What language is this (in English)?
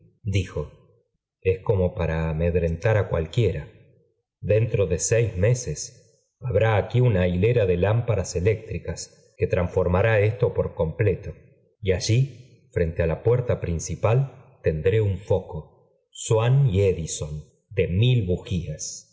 Spanish